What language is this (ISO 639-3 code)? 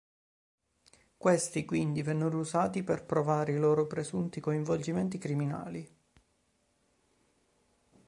ita